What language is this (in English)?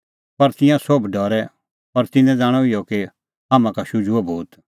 Kullu Pahari